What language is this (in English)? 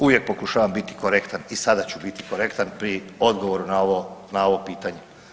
Croatian